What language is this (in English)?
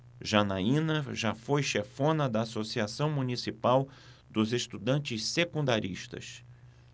Portuguese